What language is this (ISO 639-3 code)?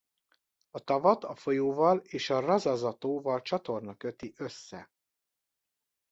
hun